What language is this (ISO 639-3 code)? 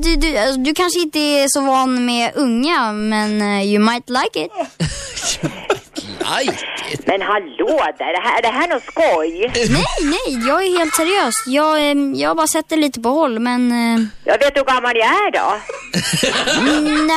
swe